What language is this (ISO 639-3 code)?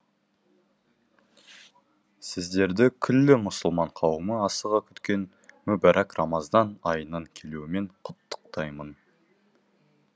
kaz